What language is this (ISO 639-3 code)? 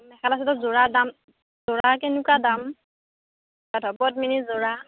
asm